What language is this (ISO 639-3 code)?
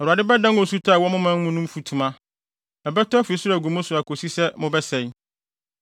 aka